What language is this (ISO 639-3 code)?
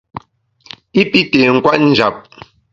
bax